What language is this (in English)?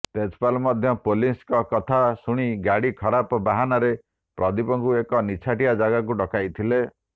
Odia